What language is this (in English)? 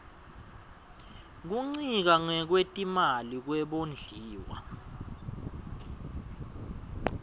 Swati